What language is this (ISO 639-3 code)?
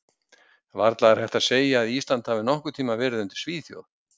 isl